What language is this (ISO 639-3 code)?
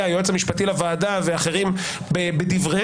heb